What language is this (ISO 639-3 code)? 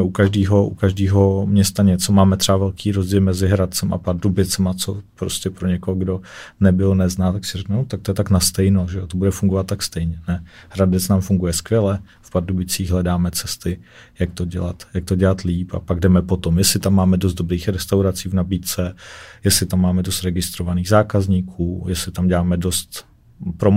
ces